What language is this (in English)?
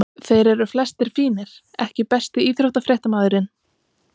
Icelandic